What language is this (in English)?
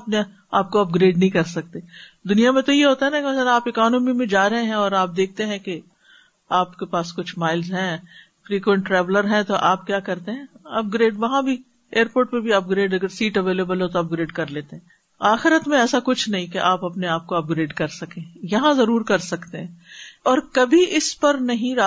Urdu